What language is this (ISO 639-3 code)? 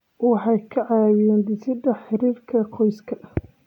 som